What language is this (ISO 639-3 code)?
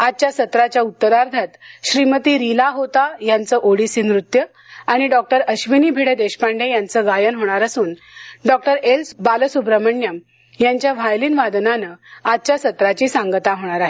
mar